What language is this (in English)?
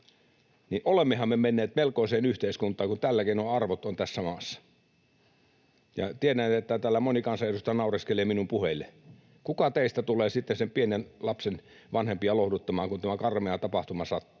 Finnish